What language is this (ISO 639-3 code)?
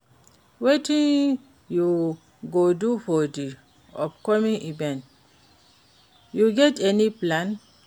pcm